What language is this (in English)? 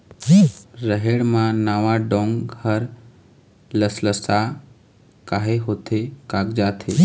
Chhattisgarhi